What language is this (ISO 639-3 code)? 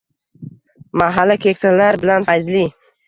uzb